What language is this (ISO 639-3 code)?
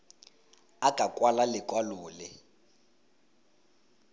tsn